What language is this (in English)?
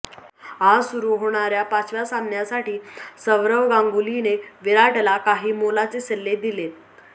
Marathi